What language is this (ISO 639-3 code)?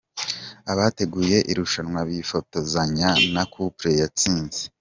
kin